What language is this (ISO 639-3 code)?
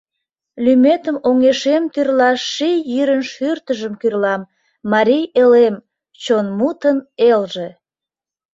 chm